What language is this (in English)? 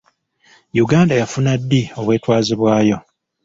Ganda